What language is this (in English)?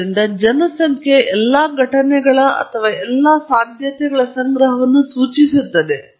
Kannada